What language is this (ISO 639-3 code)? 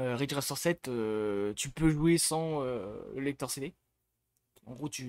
fra